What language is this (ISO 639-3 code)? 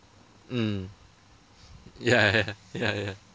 eng